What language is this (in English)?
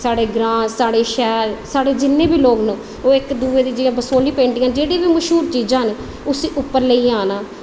Dogri